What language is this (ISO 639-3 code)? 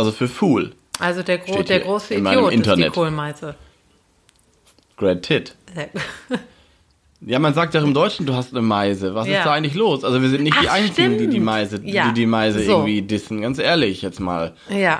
deu